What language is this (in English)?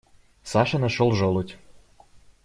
Russian